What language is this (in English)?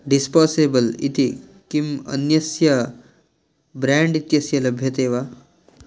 Sanskrit